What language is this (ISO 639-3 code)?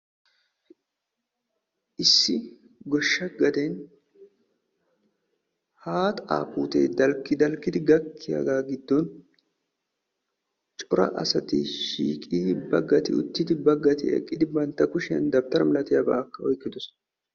wal